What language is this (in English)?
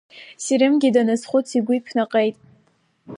Abkhazian